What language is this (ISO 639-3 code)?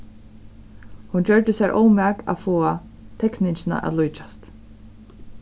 fao